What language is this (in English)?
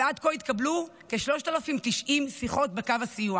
Hebrew